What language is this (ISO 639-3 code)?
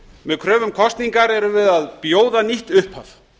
isl